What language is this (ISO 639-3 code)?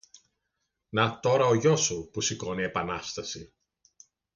ell